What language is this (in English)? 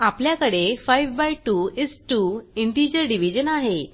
Marathi